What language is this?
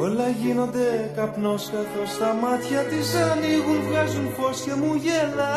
Greek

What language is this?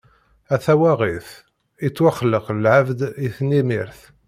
Kabyle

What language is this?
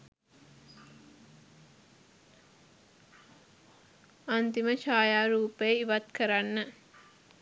Sinhala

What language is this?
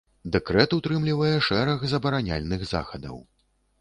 Belarusian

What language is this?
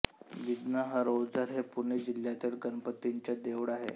Marathi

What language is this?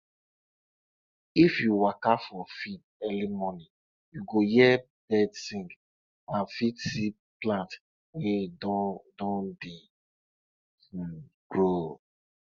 Nigerian Pidgin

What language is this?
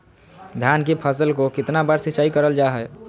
Magahi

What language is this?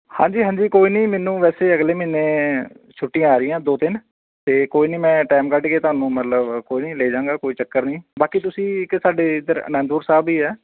Punjabi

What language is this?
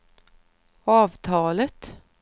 Swedish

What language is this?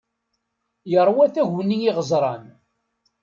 Kabyle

